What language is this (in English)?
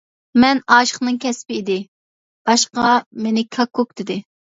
Uyghur